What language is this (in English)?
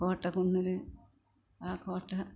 Malayalam